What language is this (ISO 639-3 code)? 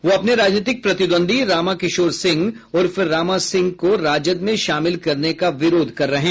hin